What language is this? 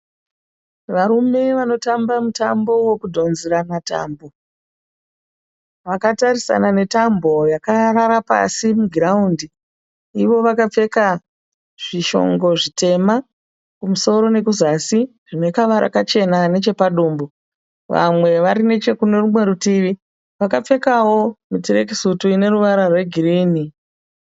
Shona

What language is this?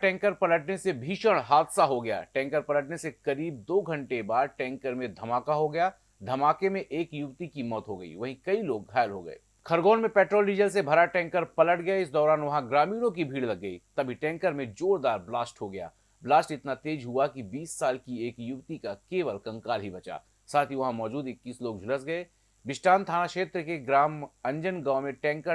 Hindi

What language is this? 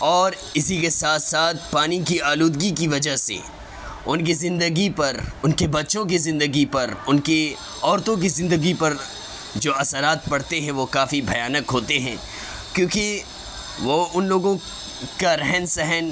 Urdu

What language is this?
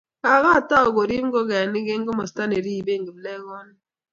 Kalenjin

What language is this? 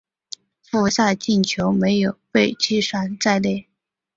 Chinese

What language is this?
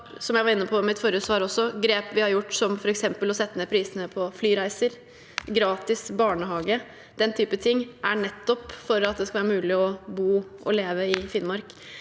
Norwegian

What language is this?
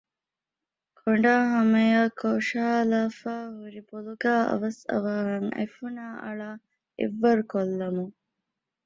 Divehi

